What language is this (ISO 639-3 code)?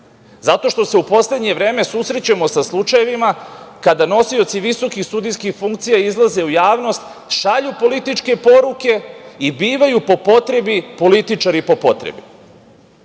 srp